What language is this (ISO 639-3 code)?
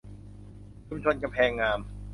tha